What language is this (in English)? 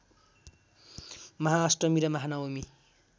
Nepali